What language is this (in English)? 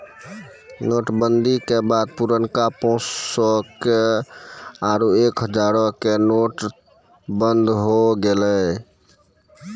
Maithili